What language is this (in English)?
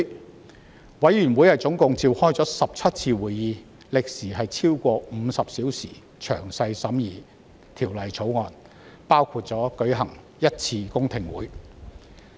Cantonese